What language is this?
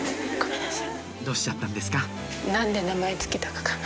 Japanese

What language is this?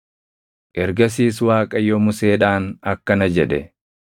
Oromo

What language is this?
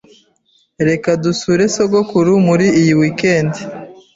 Kinyarwanda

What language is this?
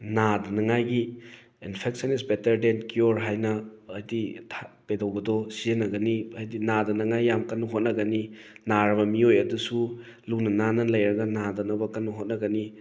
Manipuri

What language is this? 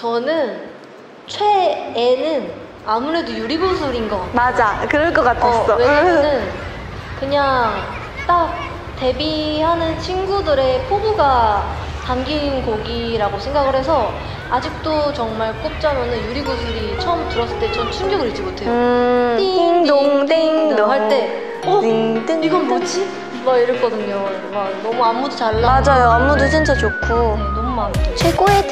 Korean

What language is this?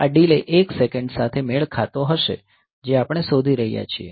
Gujarati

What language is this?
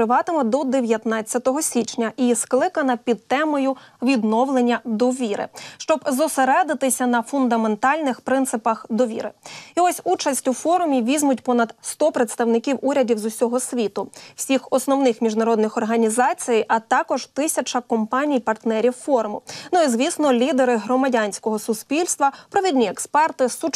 Ukrainian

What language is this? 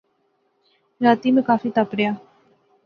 Pahari-Potwari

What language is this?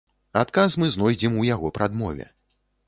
Belarusian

